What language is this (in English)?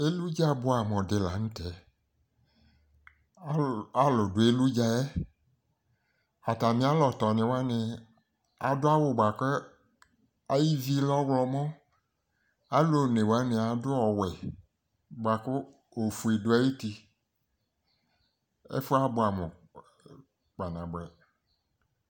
Ikposo